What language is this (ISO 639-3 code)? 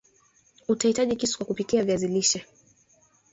swa